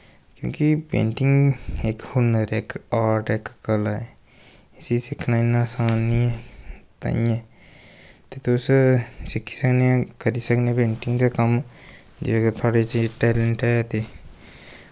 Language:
Dogri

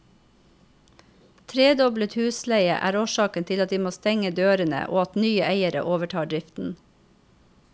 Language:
Norwegian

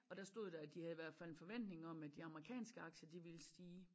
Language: Danish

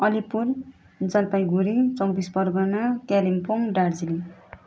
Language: Nepali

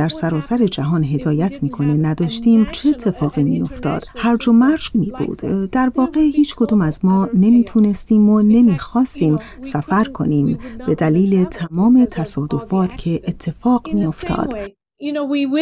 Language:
Persian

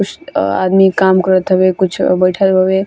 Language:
Bhojpuri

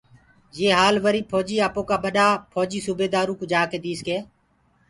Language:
Gurgula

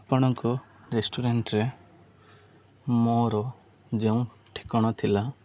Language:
Odia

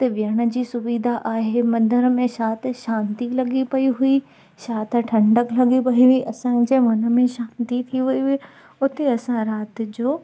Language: Sindhi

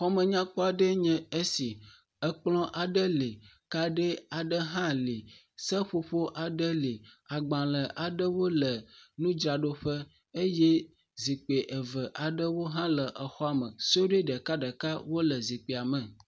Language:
Ewe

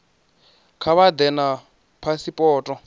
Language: Venda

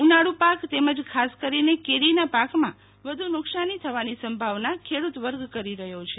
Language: Gujarati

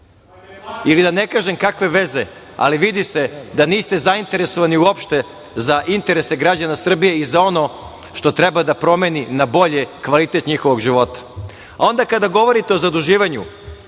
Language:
Serbian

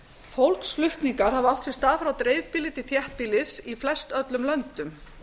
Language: Icelandic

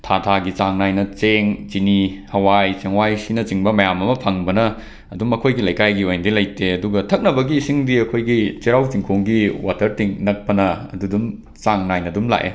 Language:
Manipuri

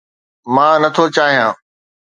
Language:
Sindhi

